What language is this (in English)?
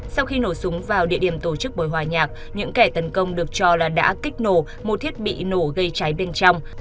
Vietnamese